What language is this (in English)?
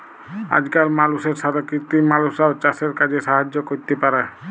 Bangla